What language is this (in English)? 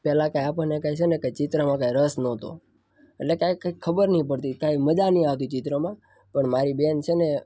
Gujarati